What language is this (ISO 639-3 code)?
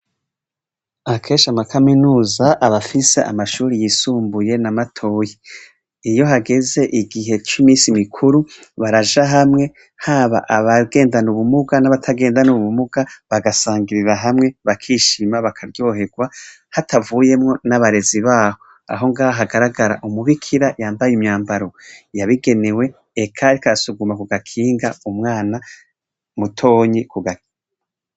run